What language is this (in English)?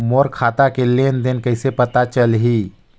Chhattisgarhi